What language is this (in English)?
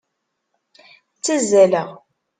Kabyle